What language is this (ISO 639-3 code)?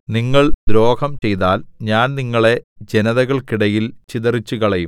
mal